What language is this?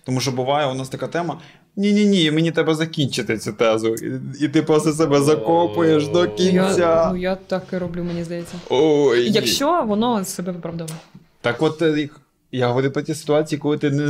Ukrainian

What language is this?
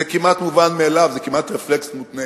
Hebrew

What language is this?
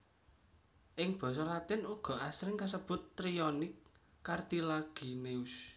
Javanese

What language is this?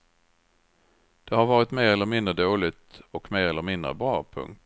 Swedish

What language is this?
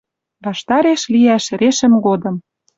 Western Mari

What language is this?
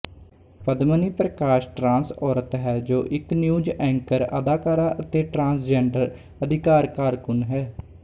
Punjabi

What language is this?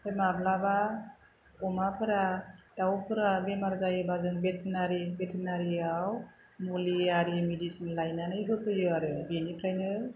Bodo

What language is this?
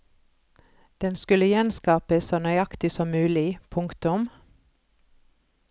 Norwegian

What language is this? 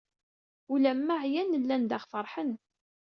Kabyle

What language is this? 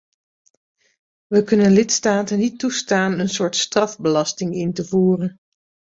Dutch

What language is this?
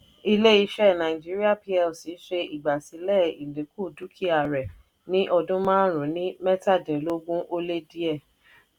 Yoruba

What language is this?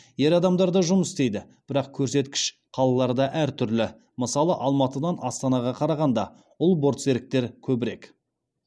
Kazakh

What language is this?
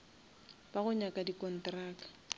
Northern Sotho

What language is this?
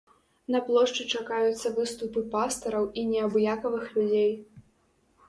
Belarusian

